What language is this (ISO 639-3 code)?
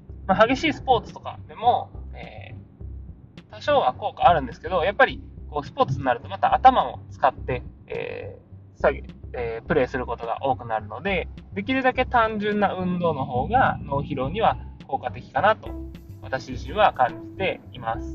jpn